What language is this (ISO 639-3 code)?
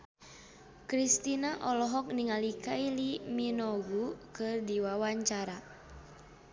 sun